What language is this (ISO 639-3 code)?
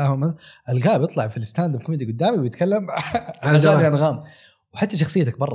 ara